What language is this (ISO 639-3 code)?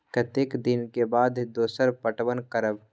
mai